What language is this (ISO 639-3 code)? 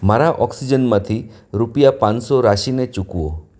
guj